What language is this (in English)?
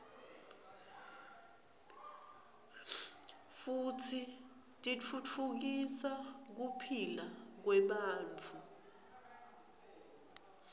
Swati